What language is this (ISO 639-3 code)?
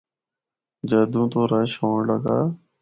hno